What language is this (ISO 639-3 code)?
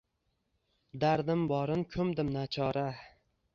uzb